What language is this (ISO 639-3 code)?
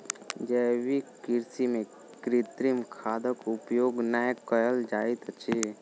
mai